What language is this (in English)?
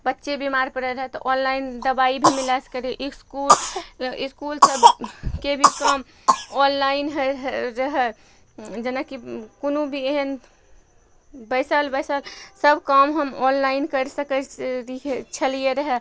Maithili